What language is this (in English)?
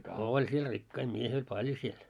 Finnish